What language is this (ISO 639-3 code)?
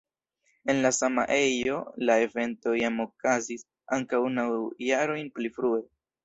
epo